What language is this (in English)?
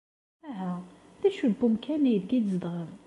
Kabyle